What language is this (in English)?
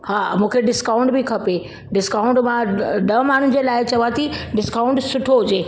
Sindhi